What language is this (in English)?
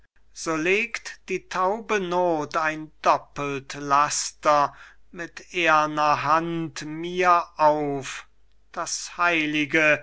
German